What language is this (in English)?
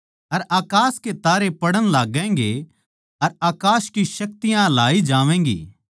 Haryanvi